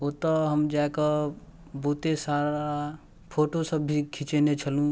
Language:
Maithili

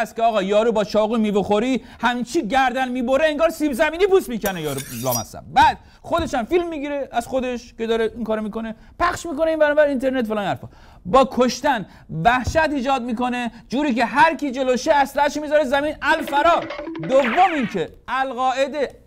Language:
Persian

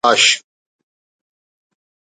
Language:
Brahui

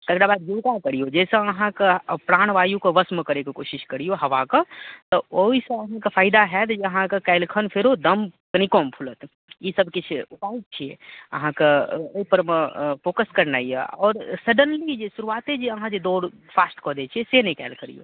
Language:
Maithili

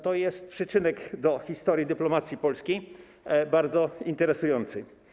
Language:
Polish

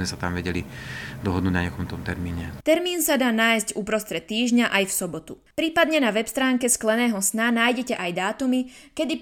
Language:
Slovak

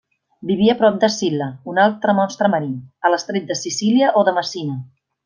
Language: Catalan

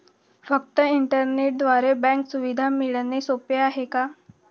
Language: Marathi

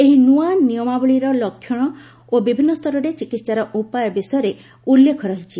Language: Odia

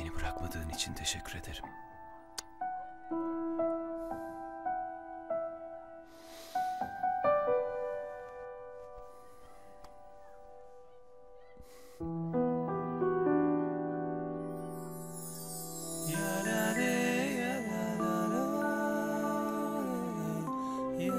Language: Turkish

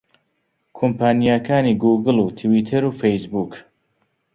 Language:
Central Kurdish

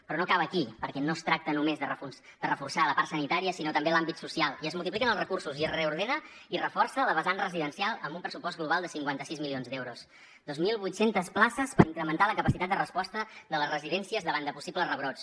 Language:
Catalan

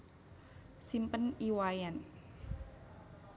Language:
Javanese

